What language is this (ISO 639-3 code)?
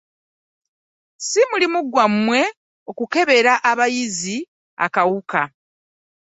lug